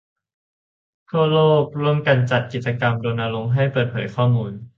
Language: Thai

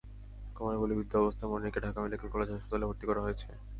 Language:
Bangla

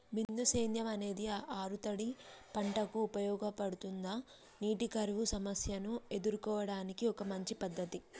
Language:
Telugu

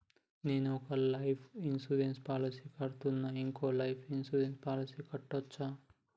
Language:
Telugu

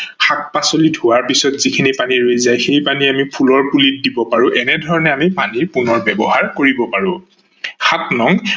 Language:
Assamese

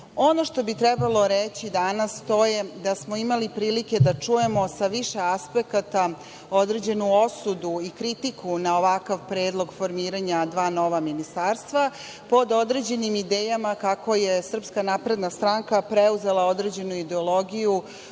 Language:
Serbian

